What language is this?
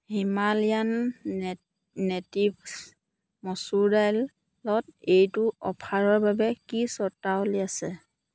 Assamese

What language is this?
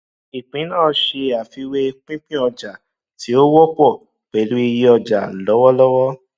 Yoruba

